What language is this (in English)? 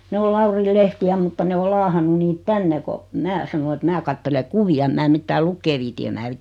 Finnish